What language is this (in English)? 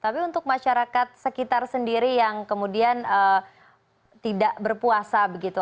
Indonesian